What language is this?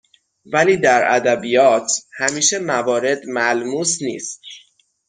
Persian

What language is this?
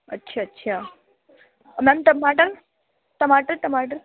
Urdu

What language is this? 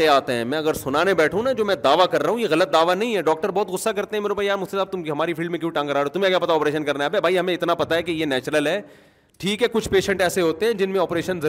Urdu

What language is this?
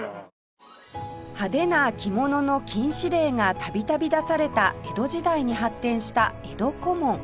Japanese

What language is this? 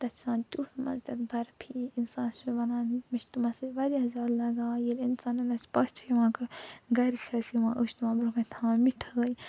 Kashmiri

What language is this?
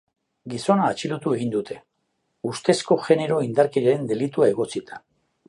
Basque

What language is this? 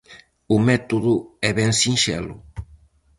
Galician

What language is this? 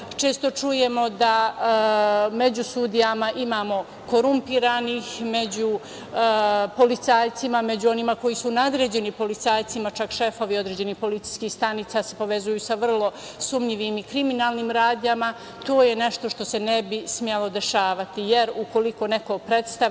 Serbian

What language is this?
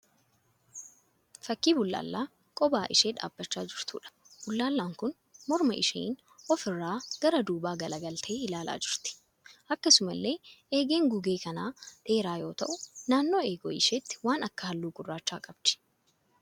Oromo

